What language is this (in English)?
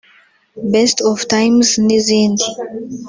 Kinyarwanda